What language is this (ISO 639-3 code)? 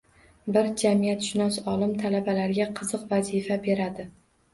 uzb